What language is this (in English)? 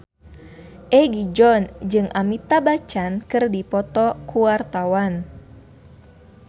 Sundanese